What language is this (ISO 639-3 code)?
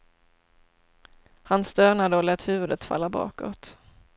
swe